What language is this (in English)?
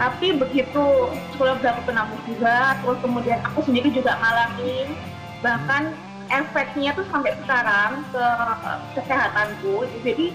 Indonesian